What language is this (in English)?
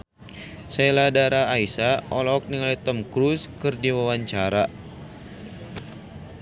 Sundanese